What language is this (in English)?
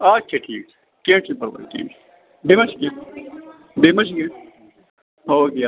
Kashmiri